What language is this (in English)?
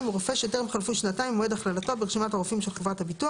Hebrew